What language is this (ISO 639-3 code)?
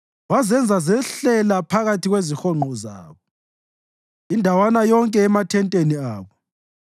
nde